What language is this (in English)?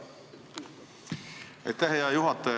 Estonian